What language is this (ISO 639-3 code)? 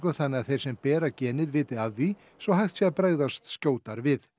isl